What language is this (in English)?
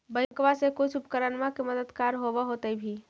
Magahi